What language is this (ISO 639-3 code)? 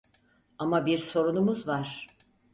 tur